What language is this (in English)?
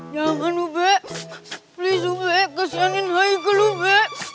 Indonesian